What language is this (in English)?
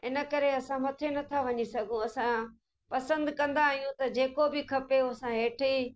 Sindhi